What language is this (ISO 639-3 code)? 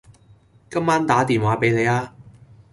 yue